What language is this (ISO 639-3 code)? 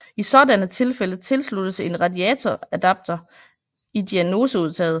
dan